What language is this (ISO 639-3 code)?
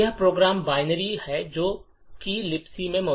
hin